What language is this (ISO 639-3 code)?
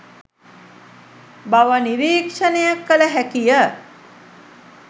sin